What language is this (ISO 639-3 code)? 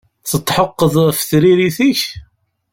kab